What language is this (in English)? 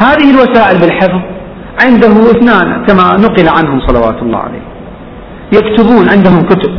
Arabic